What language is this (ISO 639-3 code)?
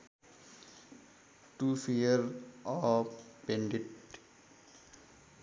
nep